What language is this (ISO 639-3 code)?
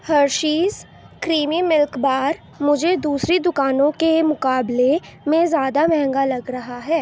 urd